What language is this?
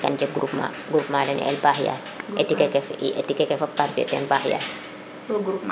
Serer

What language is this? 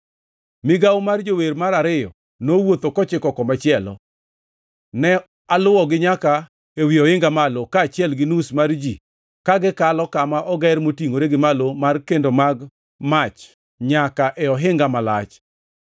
Luo (Kenya and Tanzania)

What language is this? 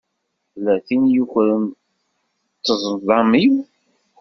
Kabyle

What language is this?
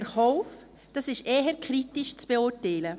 Swiss German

